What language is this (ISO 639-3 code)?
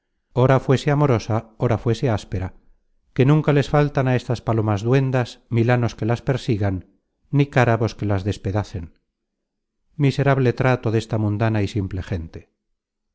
spa